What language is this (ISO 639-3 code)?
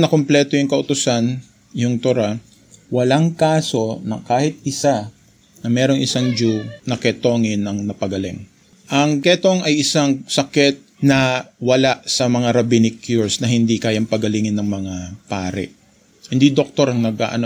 fil